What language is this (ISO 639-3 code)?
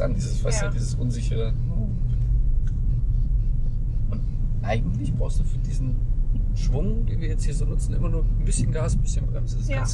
deu